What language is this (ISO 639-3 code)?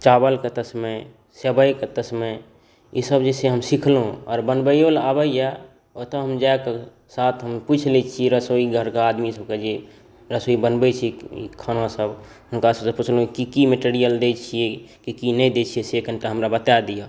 mai